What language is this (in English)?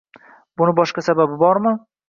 Uzbek